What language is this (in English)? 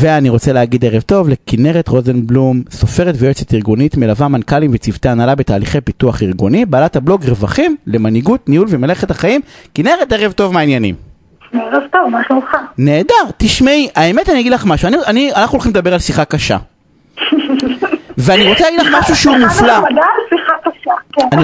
Hebrew